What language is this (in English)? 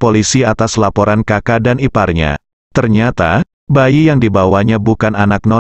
Indonesian